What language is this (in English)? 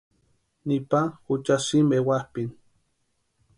Western Highland Purepecha